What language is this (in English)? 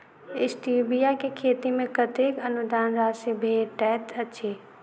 Maithili